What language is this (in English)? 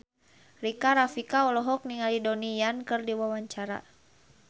Sundanese